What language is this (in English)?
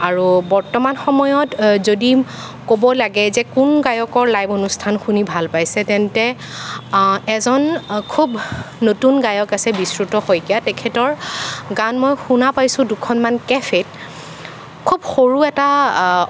Assamese